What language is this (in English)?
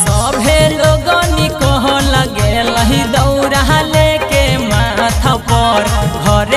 Hindi